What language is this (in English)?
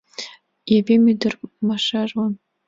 Mari